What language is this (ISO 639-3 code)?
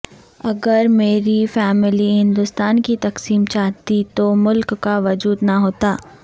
urd